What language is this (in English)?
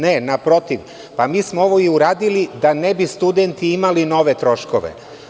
Serbian